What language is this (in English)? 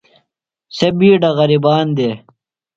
Phalura